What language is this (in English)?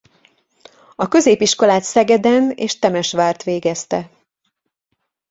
Hungarian